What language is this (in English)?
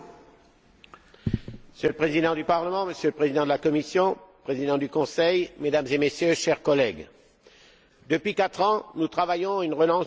French